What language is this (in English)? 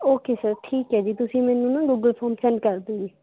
Punjabi